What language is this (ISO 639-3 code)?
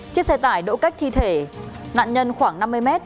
vie